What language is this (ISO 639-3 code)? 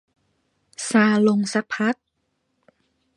tha